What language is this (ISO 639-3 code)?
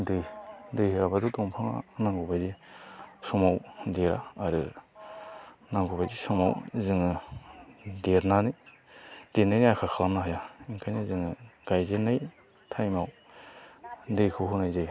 brx